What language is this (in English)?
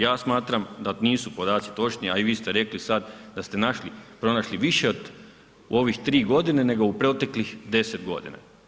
Croatian